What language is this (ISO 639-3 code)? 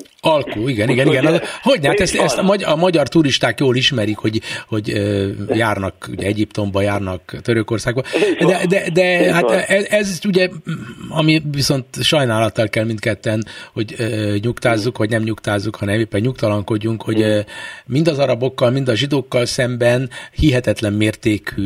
hun